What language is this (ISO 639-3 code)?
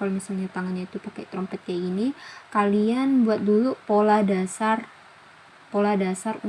ind